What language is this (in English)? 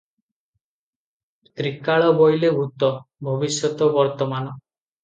Odia